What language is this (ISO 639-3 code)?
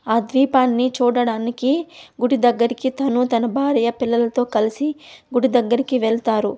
tel